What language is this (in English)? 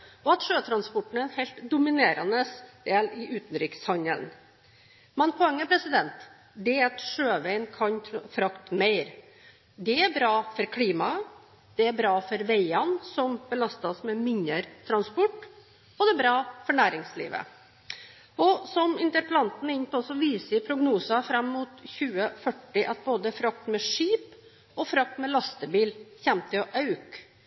Norwegian Bokmål